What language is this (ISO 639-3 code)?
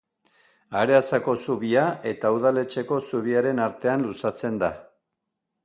eus